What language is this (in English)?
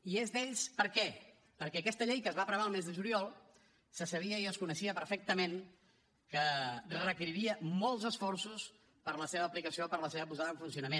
Catalan